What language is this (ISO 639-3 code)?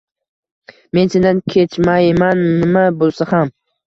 uzb